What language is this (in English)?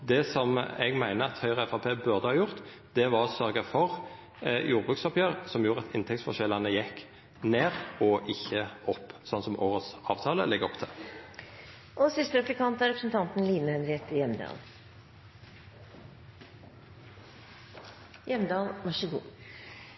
Norwegian Nynorsk